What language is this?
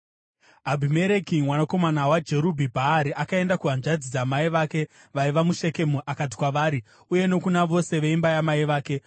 Shona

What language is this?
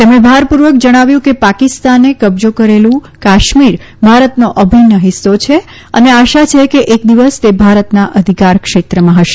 Gujarati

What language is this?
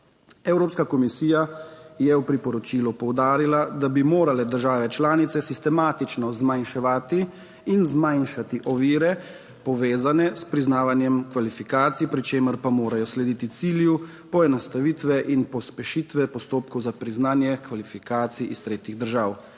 Slovenian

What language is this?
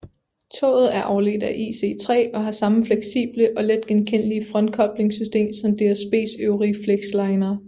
Danish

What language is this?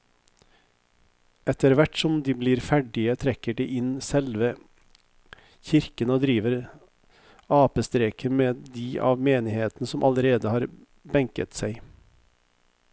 Norwegian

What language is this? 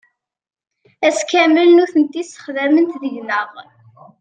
Kabyle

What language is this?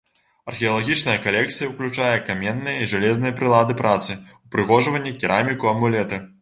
Belarusian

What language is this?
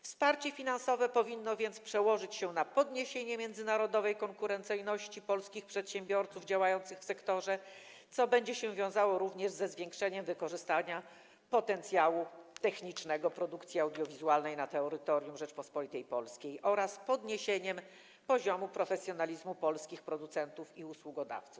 Polish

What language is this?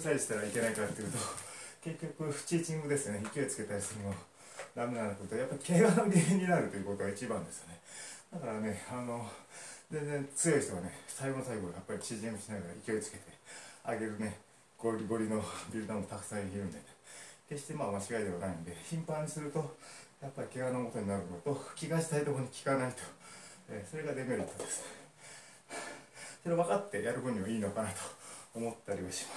Japanese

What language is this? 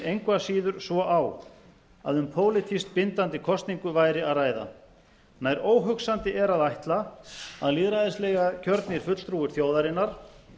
Icelandic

